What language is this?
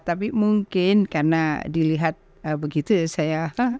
Indonesian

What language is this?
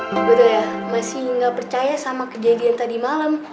Indonesian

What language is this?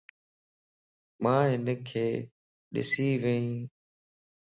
Lasi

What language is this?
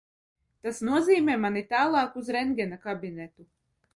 Latvian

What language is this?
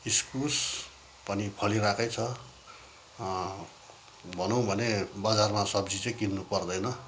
Nepali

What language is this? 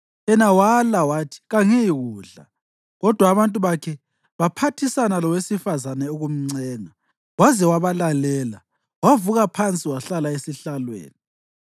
North Ndebele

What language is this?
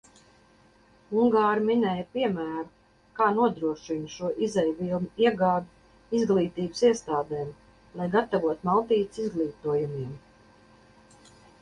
Latvian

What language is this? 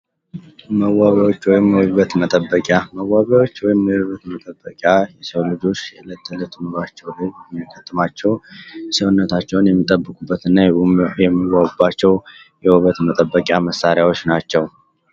Amharic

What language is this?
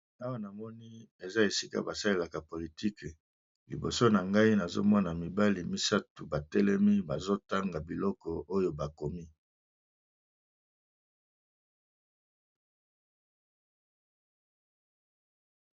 Lingala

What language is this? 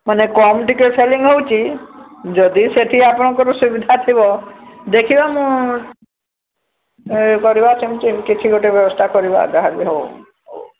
Odia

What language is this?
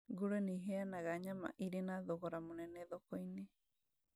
Kikuyu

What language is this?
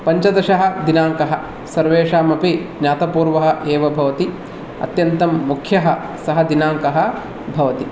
Sanskrit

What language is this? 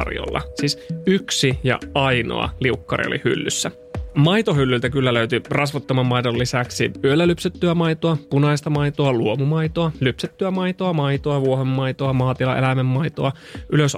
Finnish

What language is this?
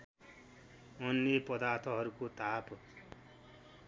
Nepali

